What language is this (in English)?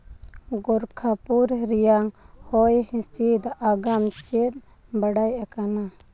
Santali